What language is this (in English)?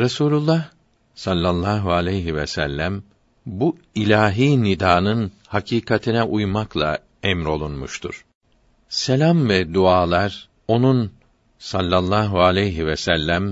Turkish